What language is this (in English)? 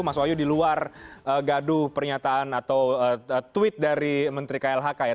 Indonesian